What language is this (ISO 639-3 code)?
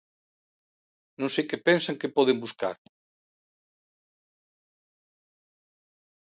glg